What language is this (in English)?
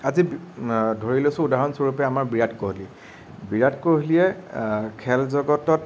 Assamese